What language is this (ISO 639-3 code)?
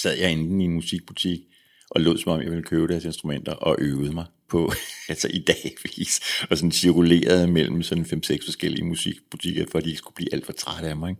dan